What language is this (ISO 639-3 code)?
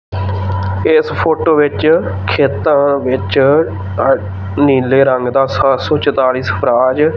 pan